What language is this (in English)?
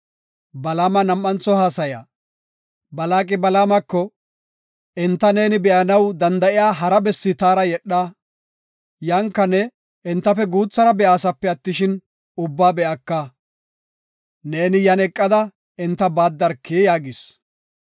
Gofa